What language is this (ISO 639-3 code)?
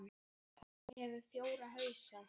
isl